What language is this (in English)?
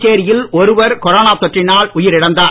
Tamil